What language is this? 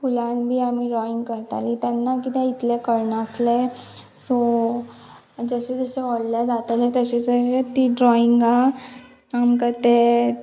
Konkani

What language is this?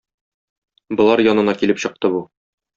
Tatar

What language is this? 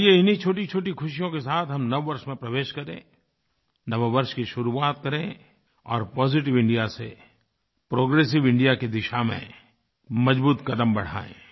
Hindi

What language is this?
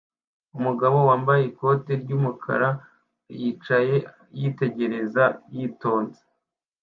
Kinyarwanda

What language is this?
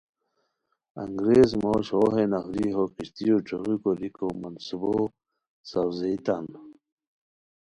Khowar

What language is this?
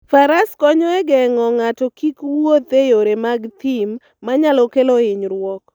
Luo (Kenya and Tanzania)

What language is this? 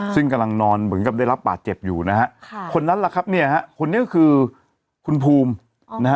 Thai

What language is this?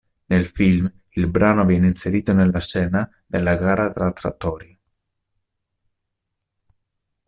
Italian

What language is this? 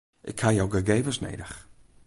Western Frisian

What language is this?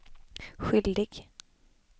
Swedish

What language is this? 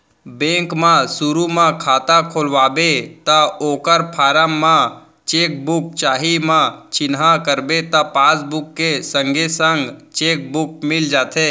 Chhattisgarhi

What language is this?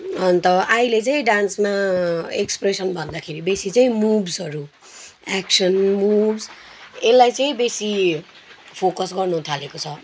Nepali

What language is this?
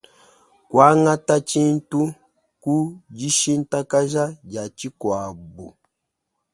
Luba-Lulua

